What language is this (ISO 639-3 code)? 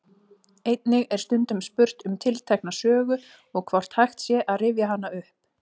isl